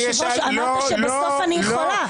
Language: Hebrew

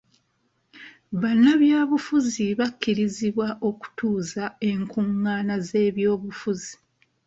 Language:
Ganda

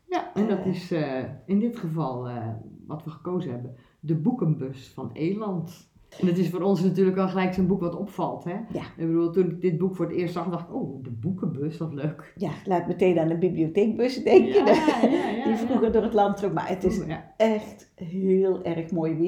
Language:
Dutch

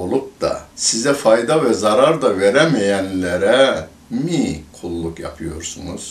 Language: Turkish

